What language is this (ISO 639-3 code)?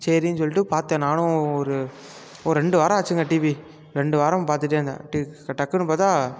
tam